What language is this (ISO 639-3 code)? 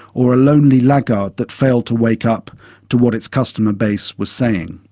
eng